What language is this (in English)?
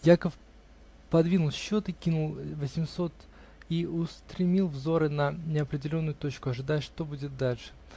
Russian